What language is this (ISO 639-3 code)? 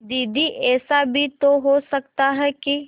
hin